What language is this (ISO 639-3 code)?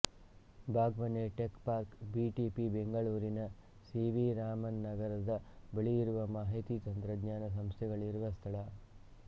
kan